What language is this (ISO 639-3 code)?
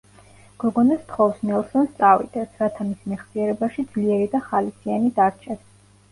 kat